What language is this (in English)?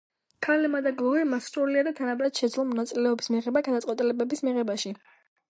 Georgian